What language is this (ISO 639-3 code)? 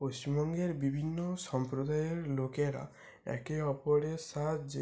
ben